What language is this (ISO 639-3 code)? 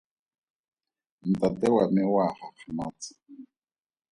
tsn